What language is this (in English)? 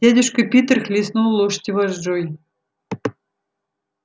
Russian